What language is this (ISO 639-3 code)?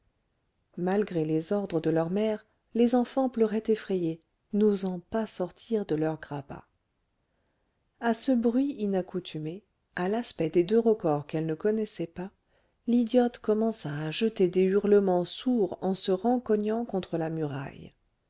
fra